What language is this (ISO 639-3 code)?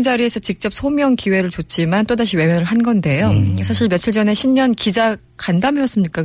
kor